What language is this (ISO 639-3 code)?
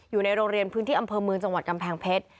tha